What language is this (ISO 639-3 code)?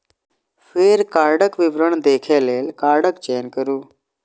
mai